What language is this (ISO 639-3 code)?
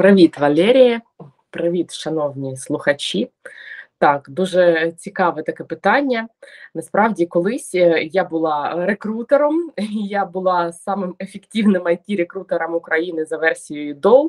ukr